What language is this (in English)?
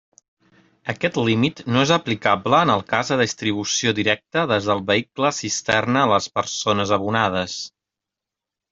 Catalan